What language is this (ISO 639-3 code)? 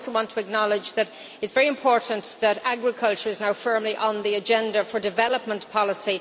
eng